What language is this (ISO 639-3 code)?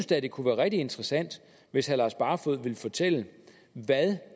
dan